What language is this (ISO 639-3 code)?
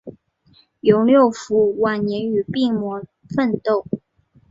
zho